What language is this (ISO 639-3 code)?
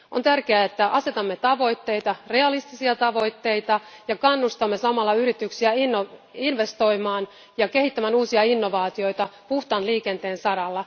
fin